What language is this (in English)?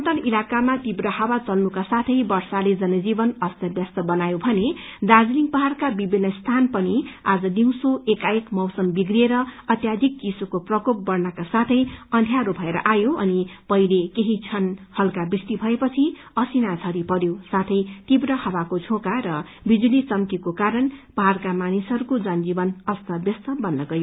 Nepali